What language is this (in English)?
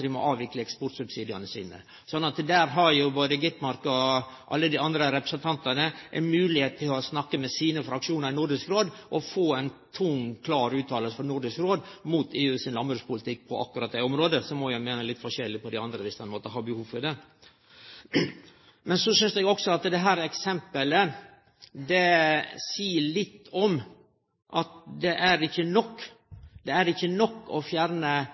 Norwegian Nynorsk